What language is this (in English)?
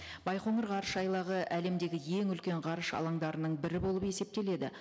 Kazakh